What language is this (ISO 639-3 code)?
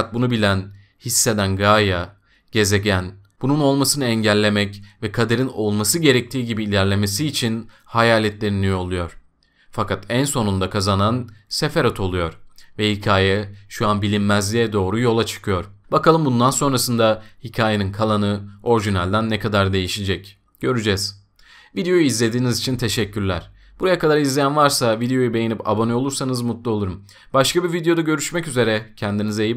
tur